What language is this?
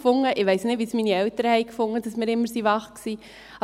Swiss German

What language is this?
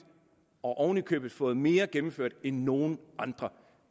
Danish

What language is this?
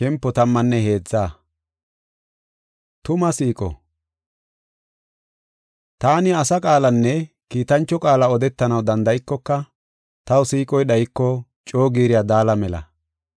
Gofa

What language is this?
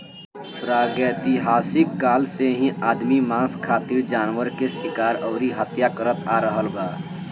Bhojpuri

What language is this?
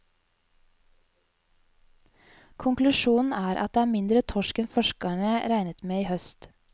Norwegian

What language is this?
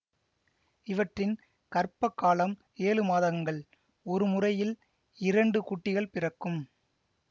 Tamil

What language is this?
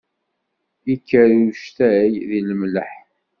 Kabyle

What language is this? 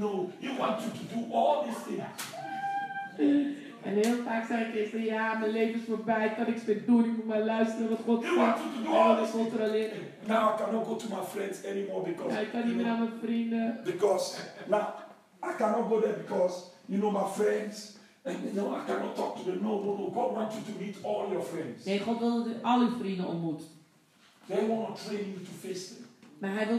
Dutch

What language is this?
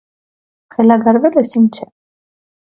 Armenian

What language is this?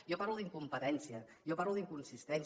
Catalan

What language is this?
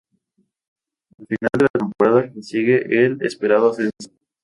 Spanish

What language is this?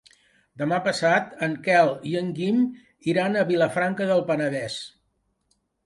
Catalan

